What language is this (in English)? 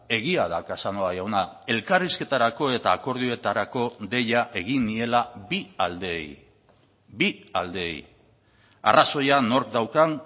Basque